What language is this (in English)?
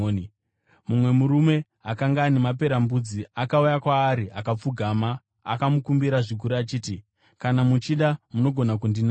Shona